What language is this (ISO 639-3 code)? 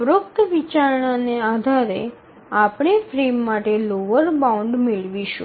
guj